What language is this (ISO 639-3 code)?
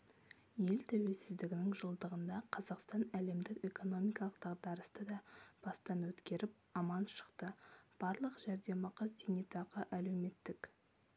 kaz